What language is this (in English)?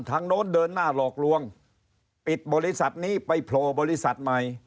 Thai